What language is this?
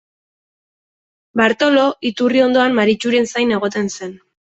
Basque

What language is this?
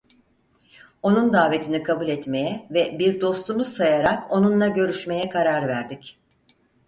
Turkish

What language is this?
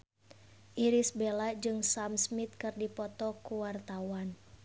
Sundanese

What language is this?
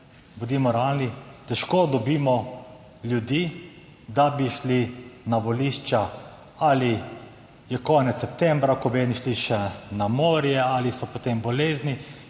Slovenian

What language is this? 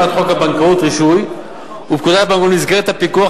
Hebrew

